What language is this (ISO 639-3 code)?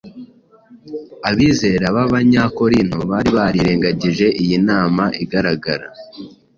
kin